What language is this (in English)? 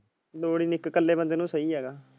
Punjabi